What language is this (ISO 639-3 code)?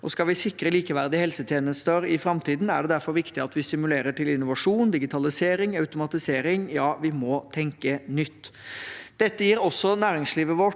nor